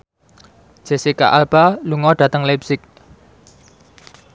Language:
Javanese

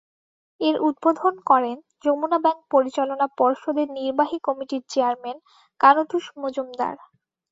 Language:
Bangla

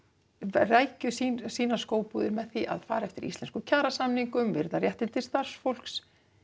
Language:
Icelandic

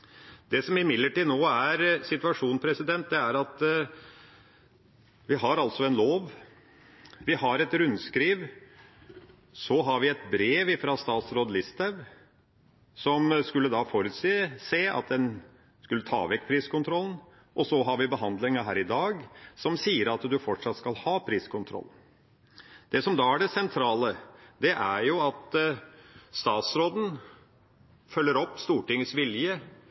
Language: Norwegian Bokmål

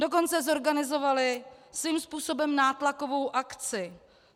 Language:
Czech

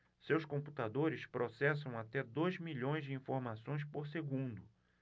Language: Portuguese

